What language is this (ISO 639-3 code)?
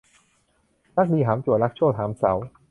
tha